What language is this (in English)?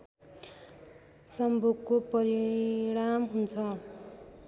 Nepali